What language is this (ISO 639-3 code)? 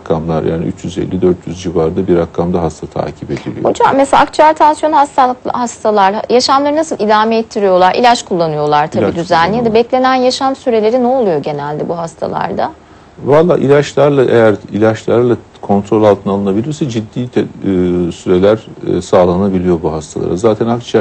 tur